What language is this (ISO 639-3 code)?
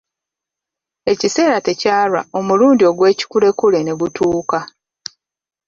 lug